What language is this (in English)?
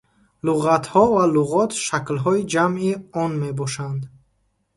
Tajik